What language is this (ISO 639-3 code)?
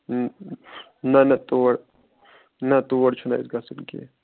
kas